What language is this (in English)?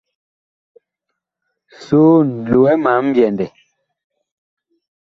Bakoko